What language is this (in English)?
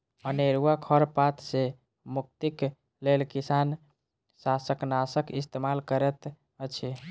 Maithili